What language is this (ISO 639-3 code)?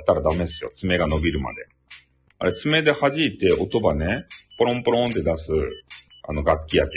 jpn